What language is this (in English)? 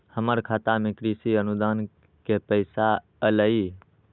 Magahi